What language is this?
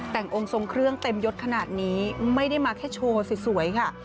Thai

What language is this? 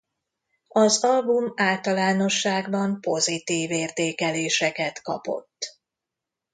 Hungarian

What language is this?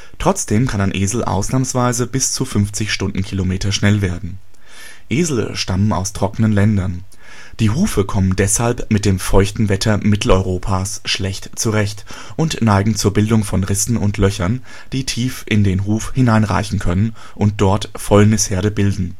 German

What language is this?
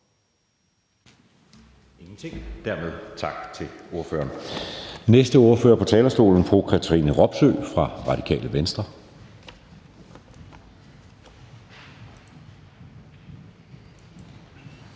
Danish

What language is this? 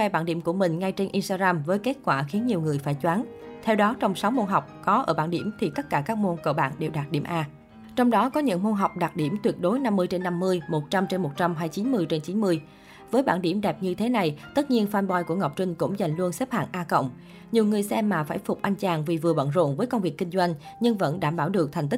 Vietnamese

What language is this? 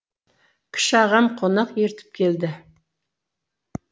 Kazakh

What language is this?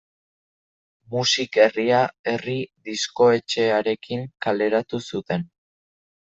Basque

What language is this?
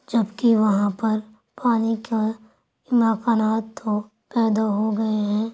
Urdu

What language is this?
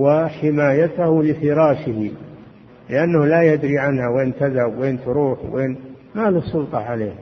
Arabic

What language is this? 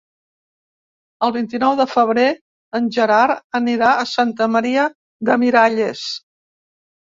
Catalan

